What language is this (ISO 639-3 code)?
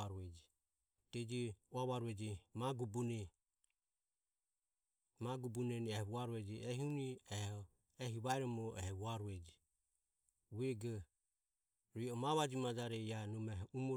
aom